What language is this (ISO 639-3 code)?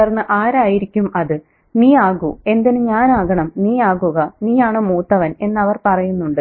mal